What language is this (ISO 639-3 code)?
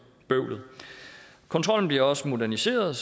dan